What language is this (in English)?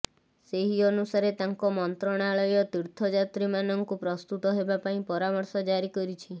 Odia